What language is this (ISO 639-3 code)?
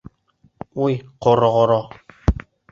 bak